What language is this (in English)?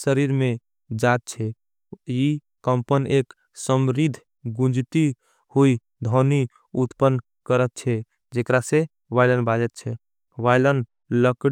Angika